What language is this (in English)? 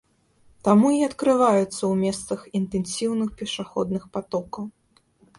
Belarusian